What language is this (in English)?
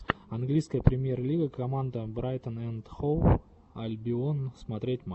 Russian